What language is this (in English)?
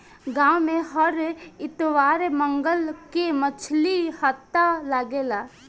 Bhojpuri